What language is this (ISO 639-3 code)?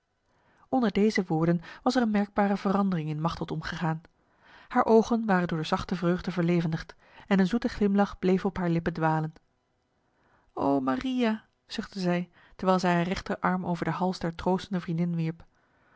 nld